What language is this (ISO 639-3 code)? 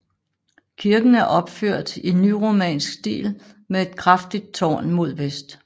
dan